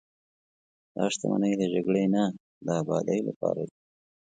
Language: Pashto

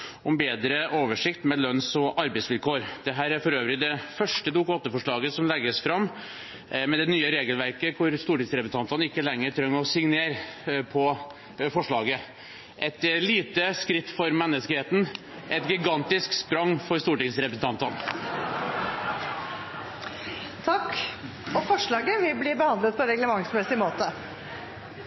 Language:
Norwegian Bokmål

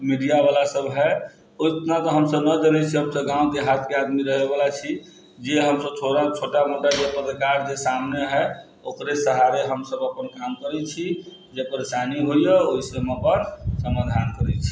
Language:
Maithili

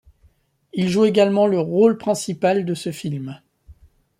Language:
French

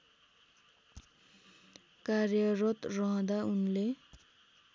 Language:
Nepali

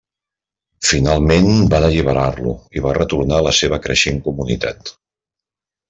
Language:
Catalan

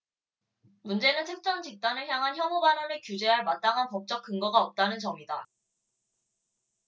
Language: Korean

